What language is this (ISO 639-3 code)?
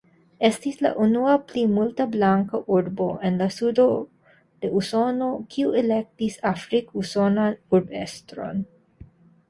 epo